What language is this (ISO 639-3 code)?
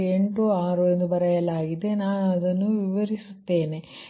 kan